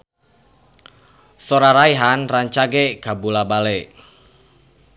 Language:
Sundanese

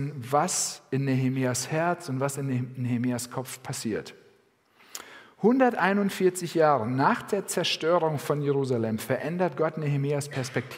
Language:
German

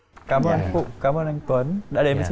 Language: Vietnamese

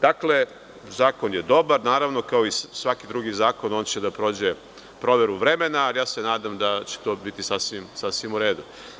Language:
Serbian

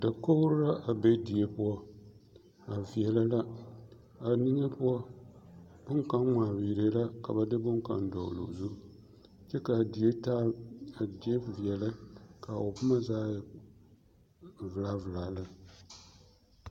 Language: Southern Dagaare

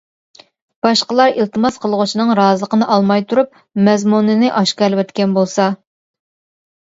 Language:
Uyghur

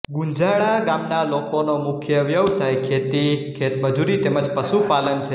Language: Gujarati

